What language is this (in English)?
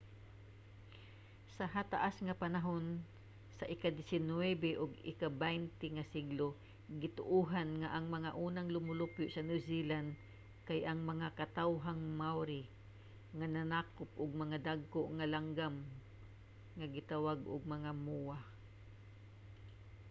Cebuano